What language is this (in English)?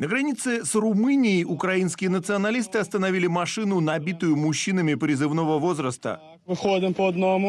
Russian